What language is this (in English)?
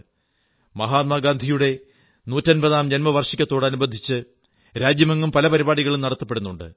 Malayalam